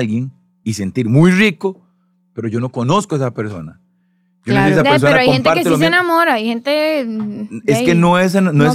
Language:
Spanish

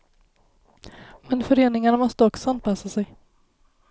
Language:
Swedish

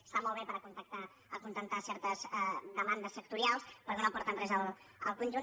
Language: Catalan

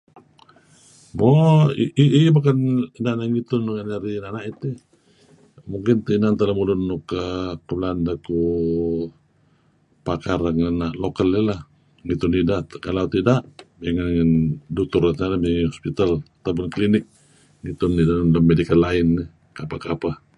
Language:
Kelabit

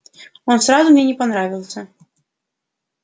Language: Russian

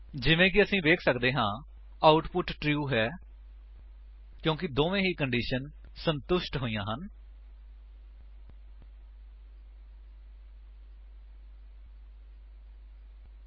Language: Punjabi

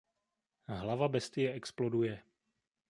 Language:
Czech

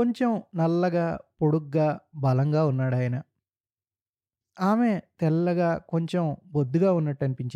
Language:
Telugu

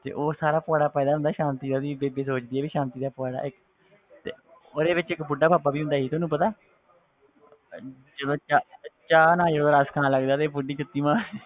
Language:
Punjabi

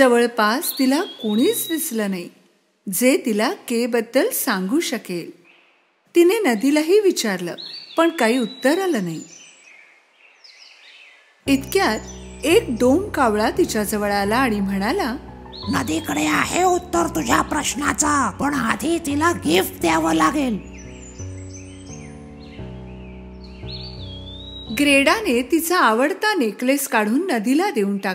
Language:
Marathi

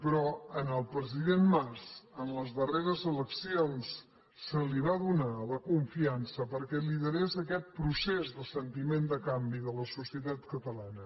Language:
Catalan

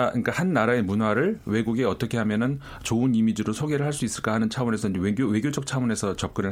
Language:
Korean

